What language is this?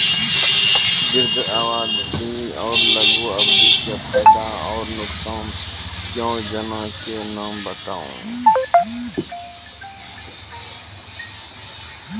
Maithili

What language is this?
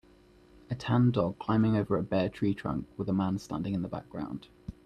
English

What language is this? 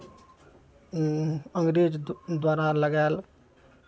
Maithili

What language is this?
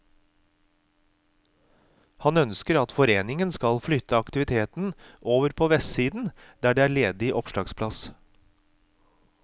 Norwegian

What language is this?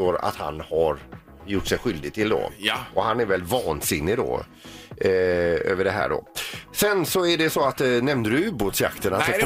Swedish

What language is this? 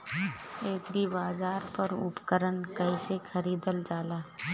Bhojpuri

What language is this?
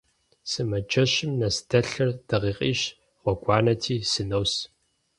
Kabardian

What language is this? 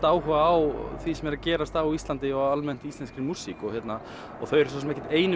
Icelandic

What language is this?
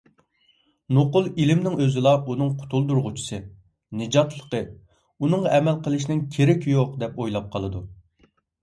Uyghur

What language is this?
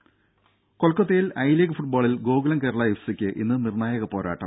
Malayalam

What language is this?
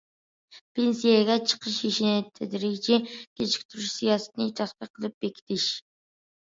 Uyghur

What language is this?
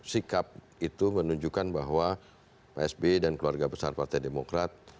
Indonesian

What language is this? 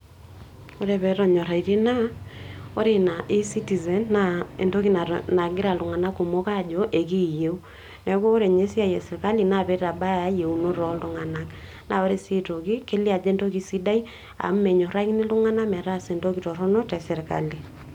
Masai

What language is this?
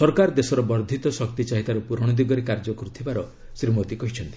Odia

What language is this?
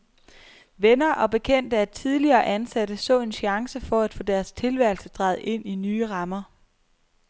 Danish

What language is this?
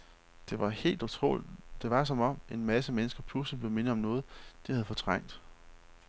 Danish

